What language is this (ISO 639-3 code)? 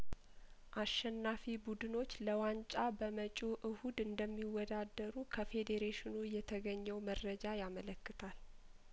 amh